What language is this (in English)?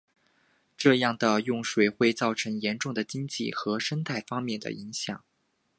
Chinese